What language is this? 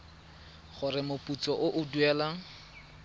Tswana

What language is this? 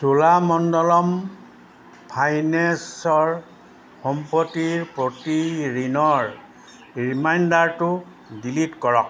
Assamese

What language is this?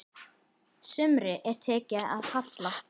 Icelandic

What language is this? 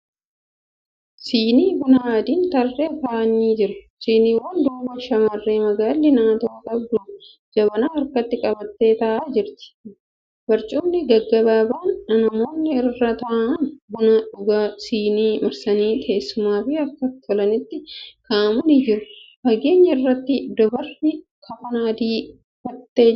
Oromo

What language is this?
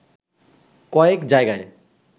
Bangla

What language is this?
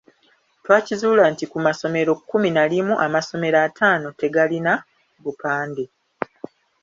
Ganda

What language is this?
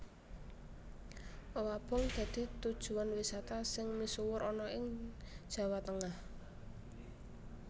Javanese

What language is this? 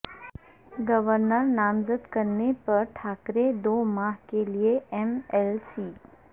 Urdu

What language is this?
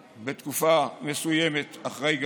Hebrew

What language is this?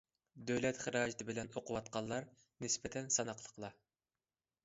Uyghur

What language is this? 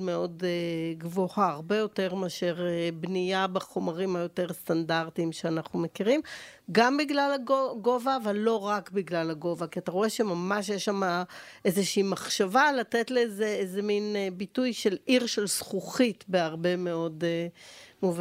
Hebrew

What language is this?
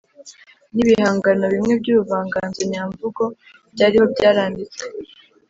Kinyarwanda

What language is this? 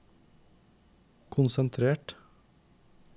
Norwegian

